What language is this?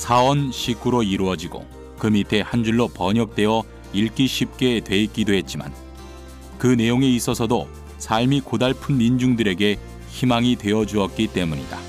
Korean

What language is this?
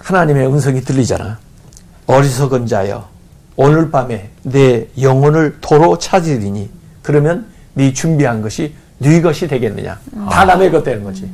Korean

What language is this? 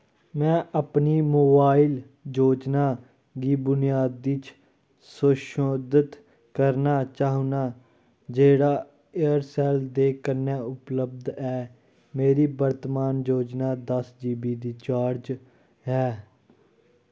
Dogri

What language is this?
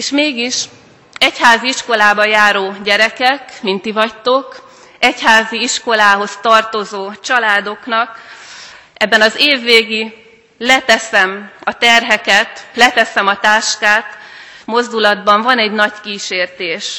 Hungarian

